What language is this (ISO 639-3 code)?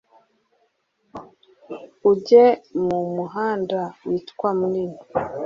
kin